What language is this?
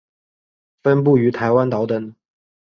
Chinese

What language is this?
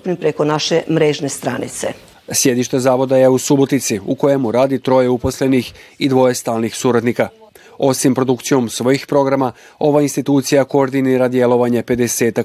Croatian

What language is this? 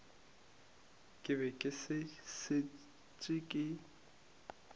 Northern Sotho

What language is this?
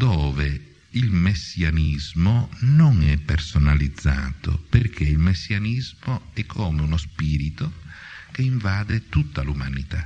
Italian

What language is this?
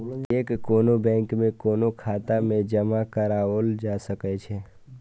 Maithili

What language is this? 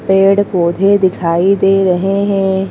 Hindi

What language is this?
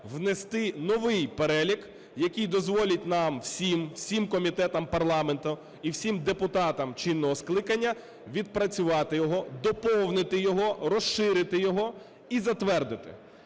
Ukrainian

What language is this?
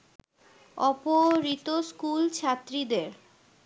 Bangla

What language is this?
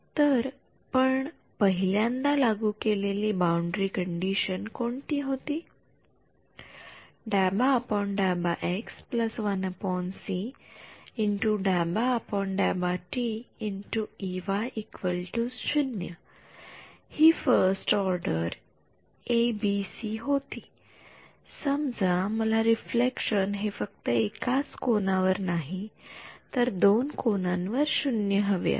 Marathi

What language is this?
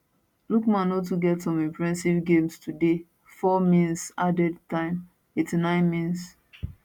Nigerian Pidgin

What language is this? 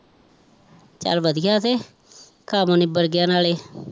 Punjabi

